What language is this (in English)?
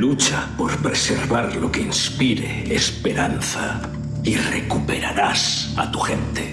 Spanish